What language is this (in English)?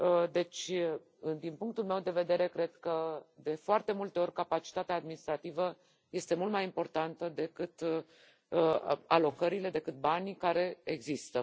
Romanian